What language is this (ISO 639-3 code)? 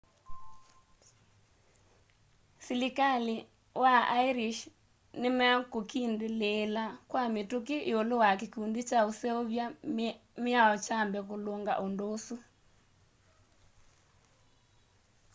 kam